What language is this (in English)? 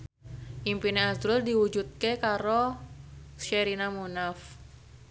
Javanese